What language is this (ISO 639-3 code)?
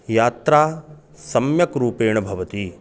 san